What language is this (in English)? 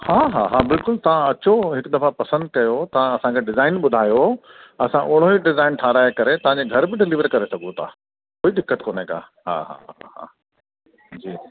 Sindhi